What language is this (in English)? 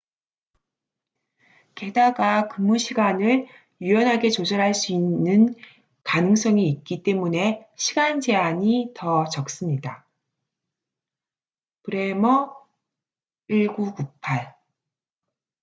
Korean